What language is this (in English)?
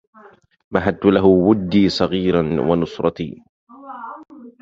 Arabic